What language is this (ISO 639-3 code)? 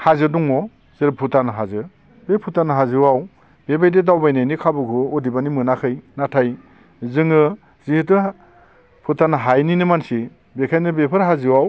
brx